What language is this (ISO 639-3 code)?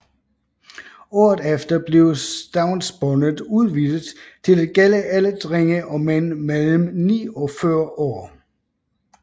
dan